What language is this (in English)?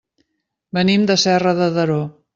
Catalan